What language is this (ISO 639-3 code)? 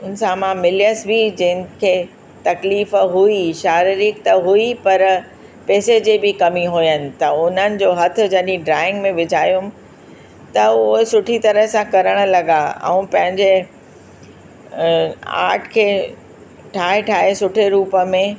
snd